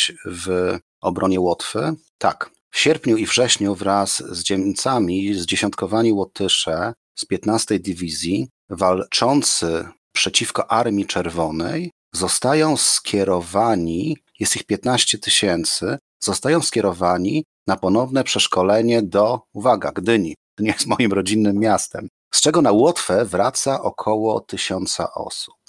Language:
Polish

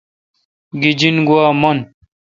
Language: Kalkoti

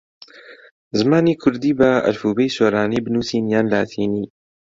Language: Central Kurdish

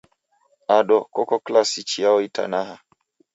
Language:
Taita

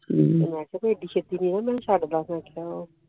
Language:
Punjabi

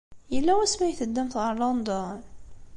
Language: Kabyle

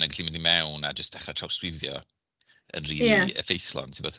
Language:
Welsh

